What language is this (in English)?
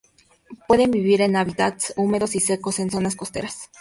Spanish